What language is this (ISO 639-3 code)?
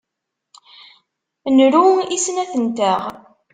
kab